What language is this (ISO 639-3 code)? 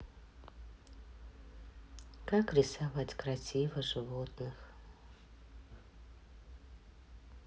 rus